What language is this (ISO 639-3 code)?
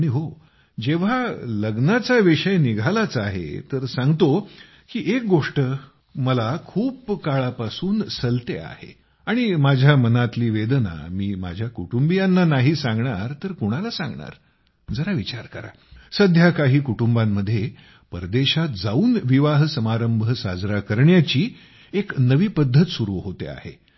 mar